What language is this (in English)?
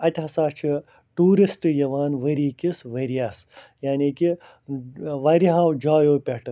Kashmiri